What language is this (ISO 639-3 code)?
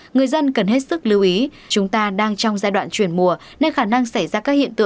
vie